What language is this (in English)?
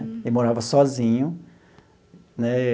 Portuguese